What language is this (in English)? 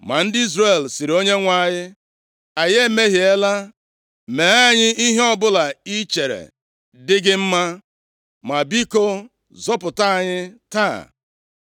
Igbo